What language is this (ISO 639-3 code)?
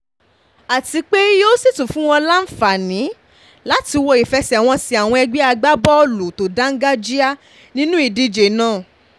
yor